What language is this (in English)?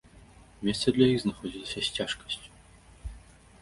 Belarusian